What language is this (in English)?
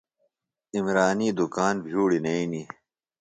Phalura